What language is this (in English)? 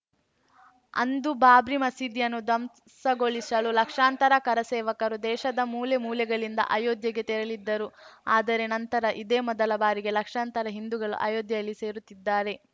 Kannada